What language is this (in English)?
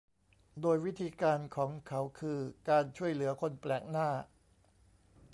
Thai